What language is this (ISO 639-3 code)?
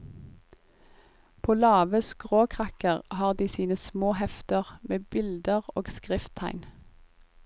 nor